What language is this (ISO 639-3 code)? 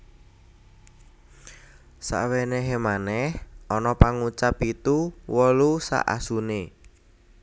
jav